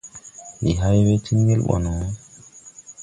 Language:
Tupuri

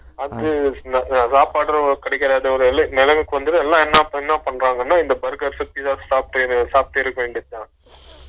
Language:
Tamil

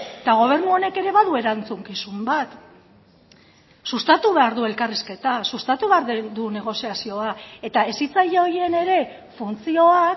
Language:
Basque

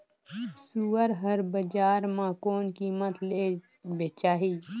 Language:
Chhattisgarhi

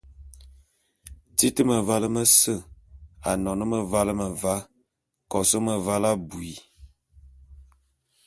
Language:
Bulu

